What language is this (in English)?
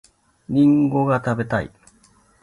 Japanese